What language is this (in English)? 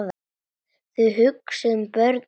Icelandic